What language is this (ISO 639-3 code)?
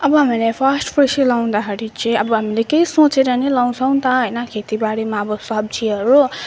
nep